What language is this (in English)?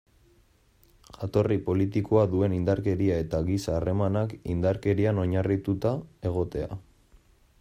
Basque